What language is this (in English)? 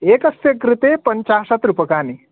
Sanskrit